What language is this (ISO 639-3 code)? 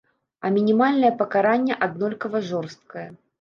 bel